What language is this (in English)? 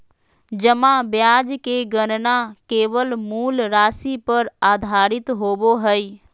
Magahi